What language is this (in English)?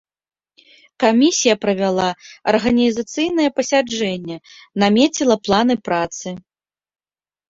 Belarusian